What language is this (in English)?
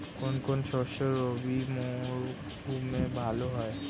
Bangla